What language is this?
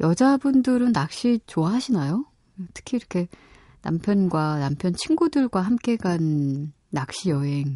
Korean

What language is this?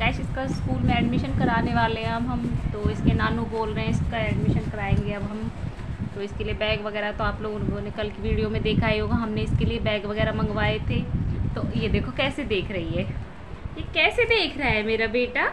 Hindi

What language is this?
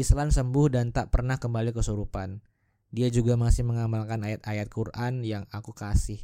Indonesian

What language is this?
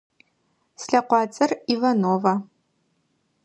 Adyghe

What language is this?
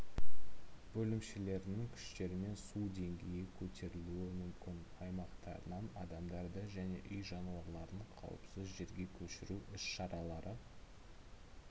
Kazakh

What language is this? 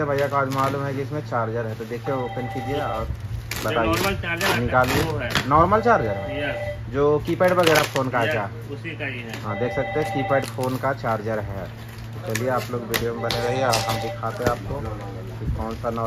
Hindi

